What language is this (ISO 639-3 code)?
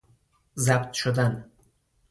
fas